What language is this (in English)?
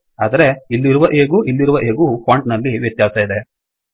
Kannada